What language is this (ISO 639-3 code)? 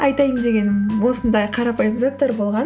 kaz